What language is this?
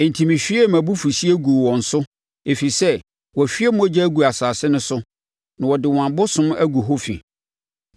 Akan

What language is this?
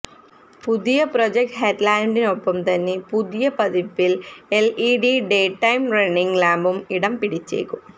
Malayalam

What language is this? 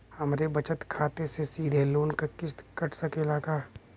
Bhojpuri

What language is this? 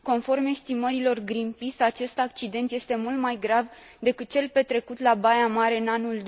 Romanian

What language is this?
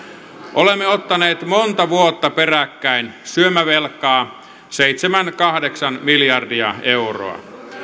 Finnish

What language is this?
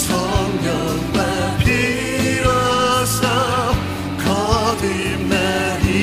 Korean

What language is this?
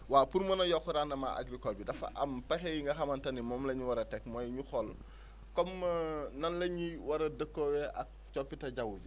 Wolof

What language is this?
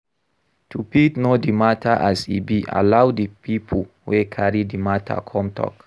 Nigerian Pidgin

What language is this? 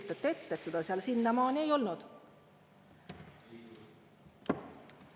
Estonian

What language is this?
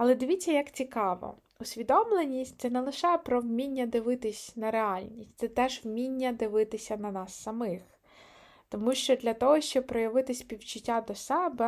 Ukrainian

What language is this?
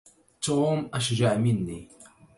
Arabic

